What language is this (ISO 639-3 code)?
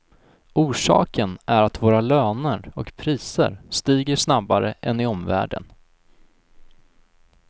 swe